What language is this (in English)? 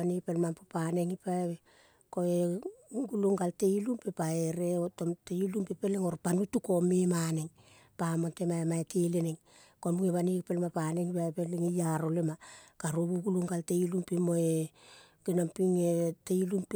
Kol (Papua New Guinea)